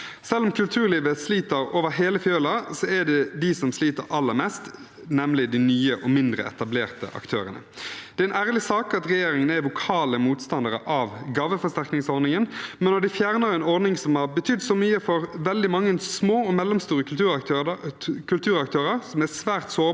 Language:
Norwegian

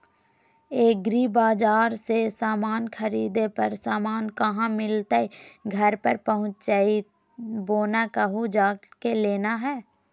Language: Magahi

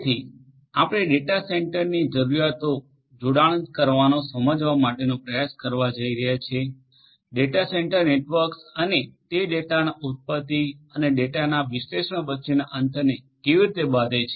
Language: Gujarati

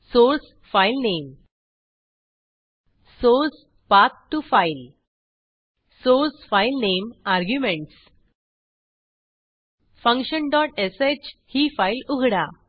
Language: Marathi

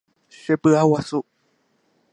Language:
Guarani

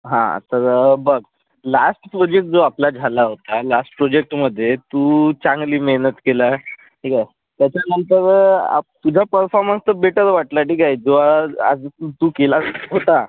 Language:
Marathi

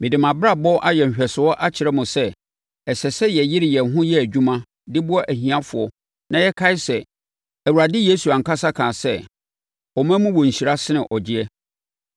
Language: Akan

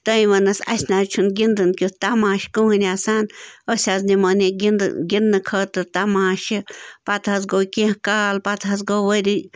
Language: Kashmiri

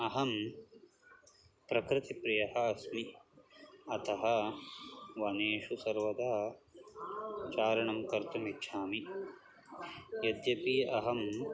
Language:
Sanskrit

